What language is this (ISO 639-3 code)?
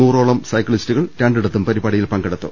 mal